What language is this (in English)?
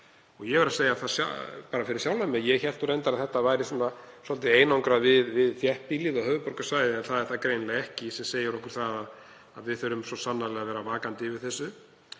Icelandic